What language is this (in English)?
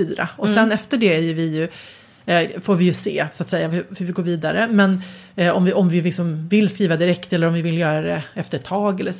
Swedish